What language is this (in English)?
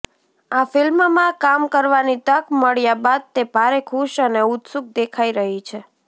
Gujarati